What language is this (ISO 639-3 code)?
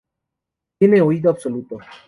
spa